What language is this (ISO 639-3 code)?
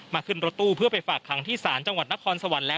tha